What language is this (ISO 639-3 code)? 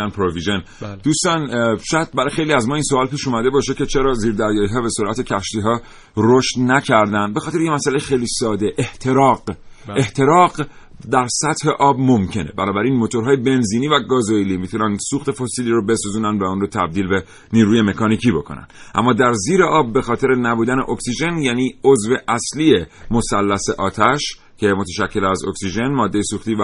fas